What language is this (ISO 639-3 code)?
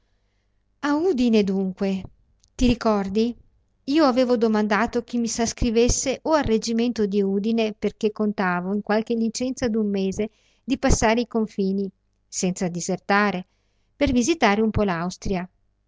ita